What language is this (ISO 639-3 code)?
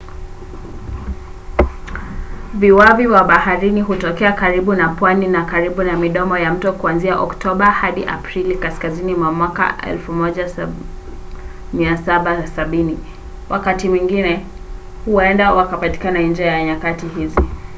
swa